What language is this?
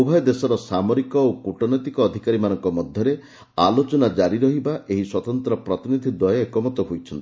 Odia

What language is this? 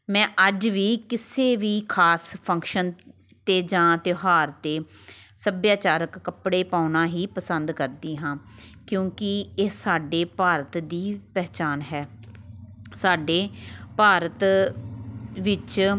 Punjabi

